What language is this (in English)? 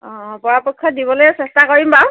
Assamese